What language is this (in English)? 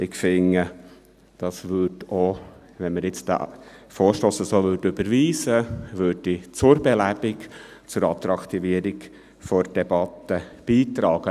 Swiss German